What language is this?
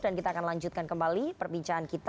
Indonesian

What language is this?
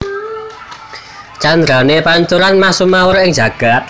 Javanese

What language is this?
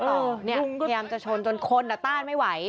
Thai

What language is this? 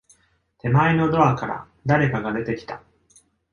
Japanese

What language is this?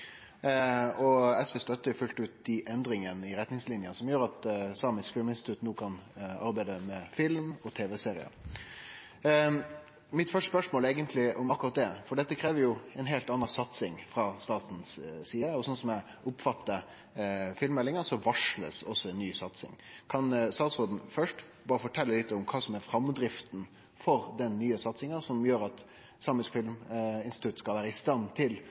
Norwegian Nynorsk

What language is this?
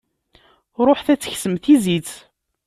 Kabyle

